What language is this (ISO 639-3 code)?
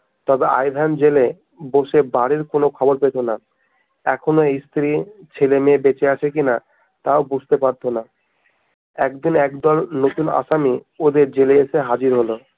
ben